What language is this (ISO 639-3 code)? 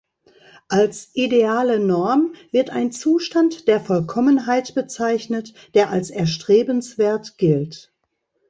deu